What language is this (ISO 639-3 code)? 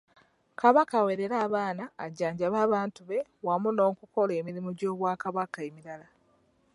lug